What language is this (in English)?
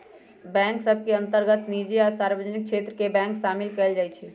Magahi